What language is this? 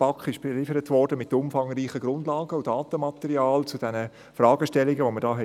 Swiss German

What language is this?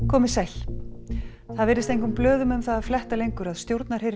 Icelandic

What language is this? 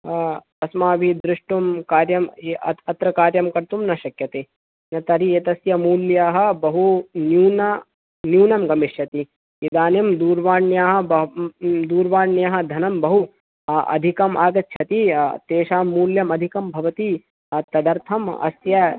Sanskrit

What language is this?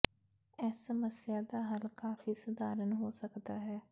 Punjabi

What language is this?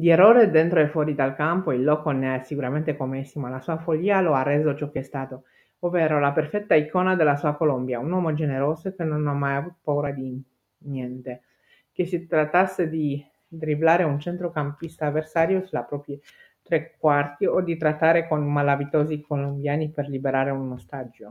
Italian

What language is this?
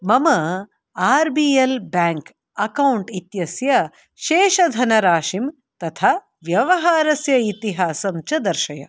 Sanskrit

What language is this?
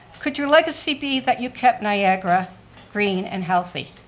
English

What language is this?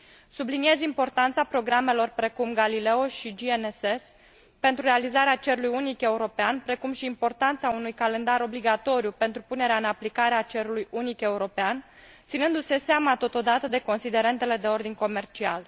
Romanian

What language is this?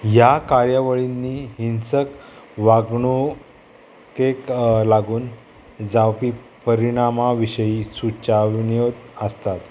Konkani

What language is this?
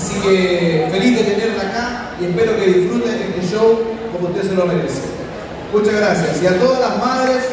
Spanish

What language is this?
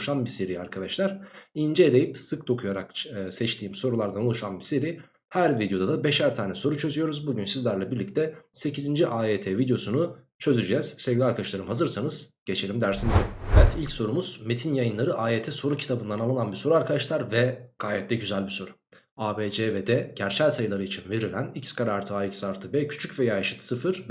Turkish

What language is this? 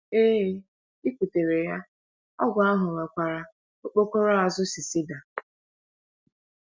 Igbo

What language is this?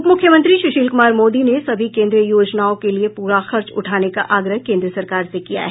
Hindi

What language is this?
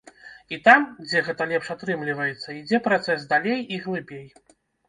Belarusian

